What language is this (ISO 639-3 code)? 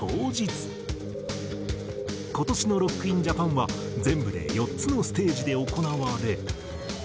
jpn